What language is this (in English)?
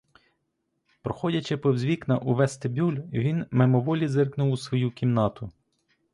Ukrainian